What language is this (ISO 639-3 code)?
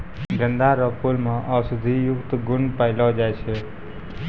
mai